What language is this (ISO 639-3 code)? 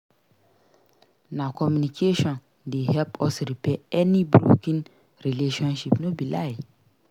pcm